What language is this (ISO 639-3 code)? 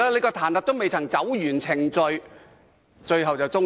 yue